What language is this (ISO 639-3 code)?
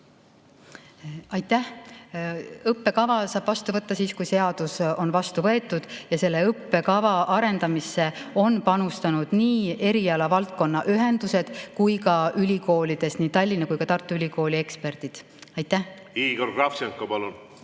est